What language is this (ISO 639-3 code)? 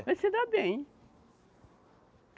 por